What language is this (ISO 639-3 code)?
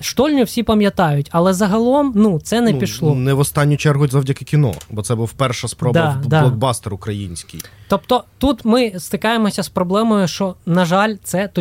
ukr